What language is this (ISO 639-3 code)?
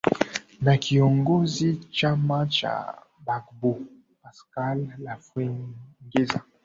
swa